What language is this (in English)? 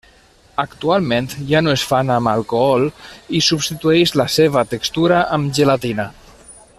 Catalan